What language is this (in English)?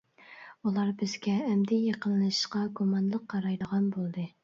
Uyghur